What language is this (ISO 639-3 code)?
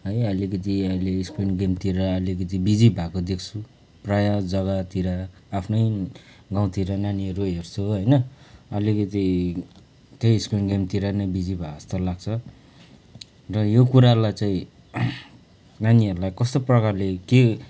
nep